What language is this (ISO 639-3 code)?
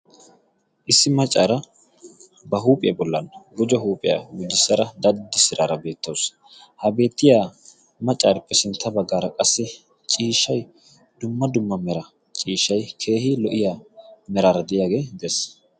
wal